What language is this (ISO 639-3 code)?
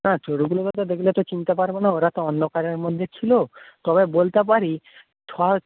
ben